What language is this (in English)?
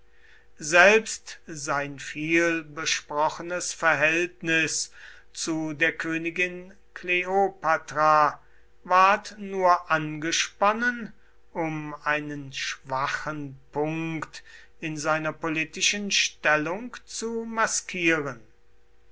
German